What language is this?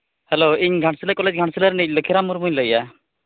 Santali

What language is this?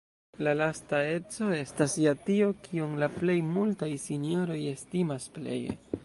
Esperanto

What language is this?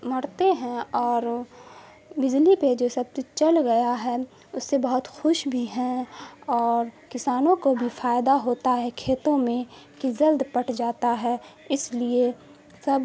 Urdu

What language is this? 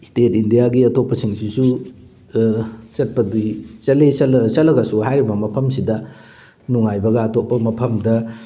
Manipuri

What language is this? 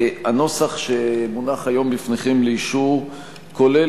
Hebrew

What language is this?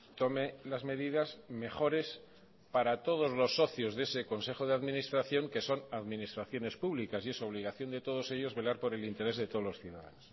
Spanish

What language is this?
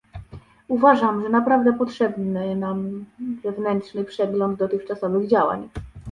Polish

